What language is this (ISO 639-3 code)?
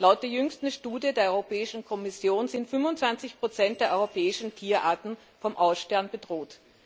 deu